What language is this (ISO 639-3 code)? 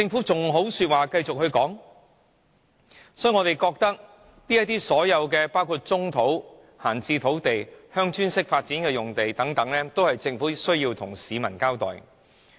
yue